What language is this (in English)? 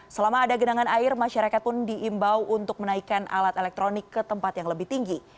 Indonesian